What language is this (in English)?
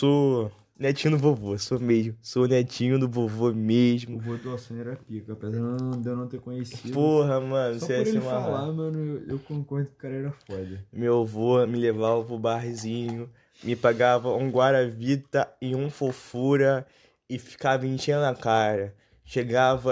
Portuguese